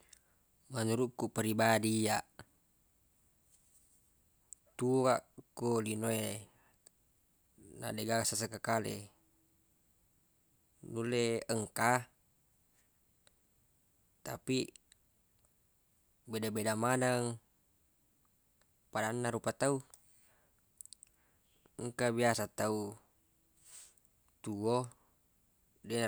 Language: Buginese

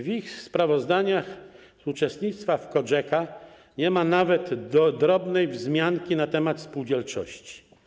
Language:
Polish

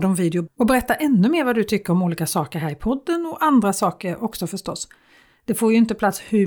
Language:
Swedish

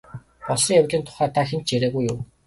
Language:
Mongolian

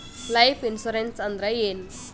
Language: Kannada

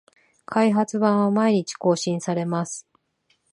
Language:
Japanese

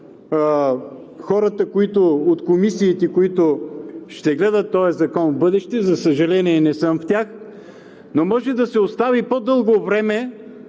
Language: Bulgarian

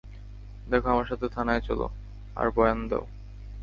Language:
Bangla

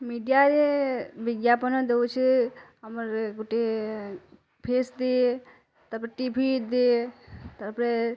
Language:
Odia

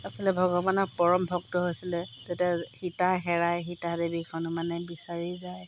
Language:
Assamese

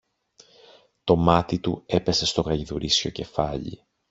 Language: Greek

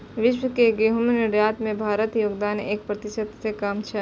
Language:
Maithili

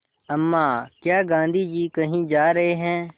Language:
Hindi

